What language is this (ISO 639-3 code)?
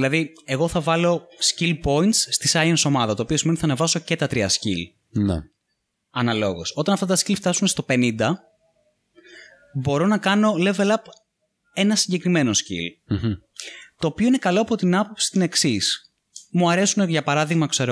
ell